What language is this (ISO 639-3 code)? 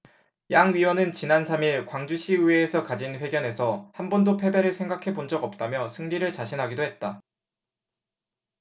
kor